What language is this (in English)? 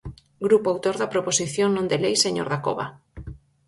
Galician